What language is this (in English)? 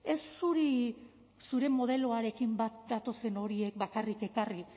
Basque